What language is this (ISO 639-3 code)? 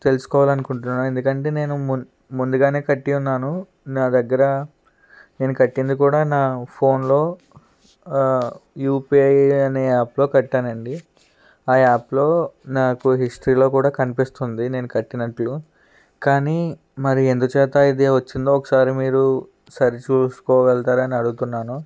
tel